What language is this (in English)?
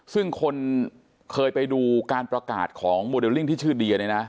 Thai